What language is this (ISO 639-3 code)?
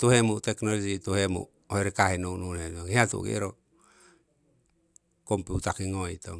siw